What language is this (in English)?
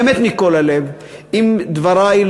Hebrew